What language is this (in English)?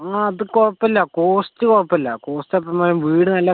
Malayalam